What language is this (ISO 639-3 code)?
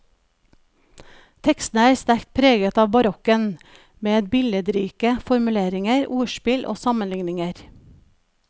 nor